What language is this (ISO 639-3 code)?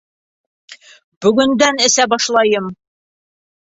bak